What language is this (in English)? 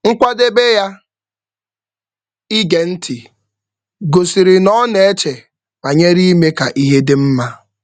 Igbo